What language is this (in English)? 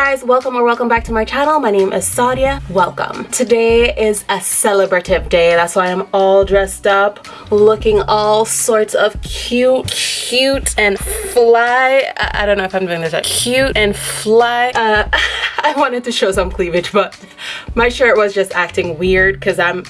English